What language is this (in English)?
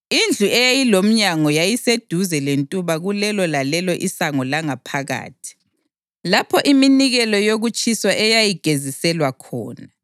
North Ndebele